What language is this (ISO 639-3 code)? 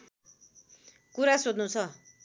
nep